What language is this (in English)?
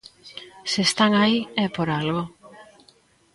Galician